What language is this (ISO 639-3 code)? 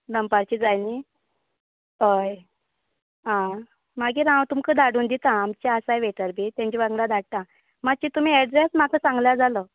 kok